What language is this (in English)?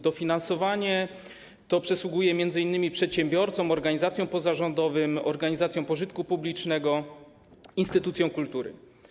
Polish